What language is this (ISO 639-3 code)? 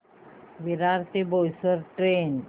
mar